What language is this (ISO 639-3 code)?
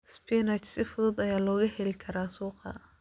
som